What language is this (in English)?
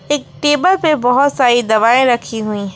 Hindi